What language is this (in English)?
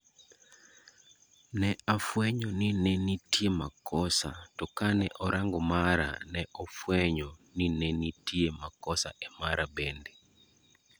Luo (Kenya and Tanzania)